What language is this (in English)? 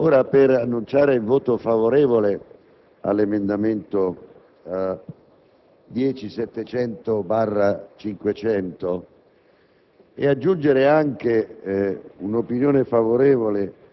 Italian